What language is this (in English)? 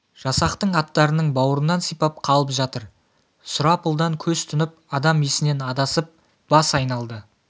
Kazakh